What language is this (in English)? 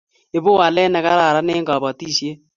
Kalenjin